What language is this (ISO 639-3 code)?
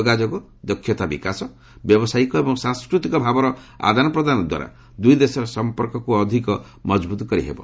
ori